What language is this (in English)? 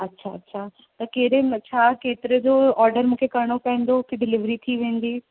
Sindhi